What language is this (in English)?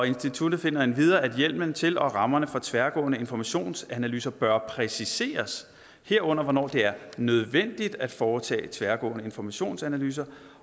Danish